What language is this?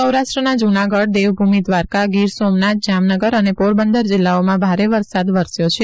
Gujarati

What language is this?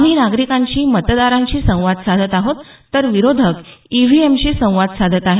Marathi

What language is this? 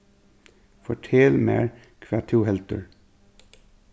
Faroese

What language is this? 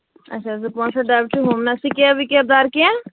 Kashmiri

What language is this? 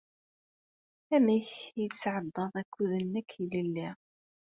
Kabyle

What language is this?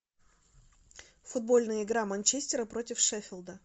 Russian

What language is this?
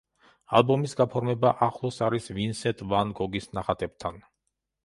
Georgian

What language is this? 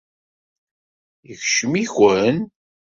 Kabyle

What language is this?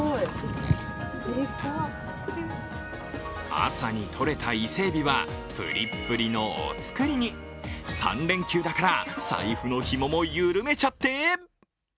Japanese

